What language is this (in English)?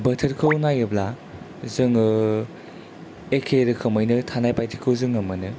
Bodo